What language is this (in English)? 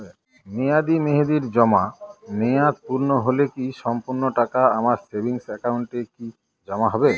Bangla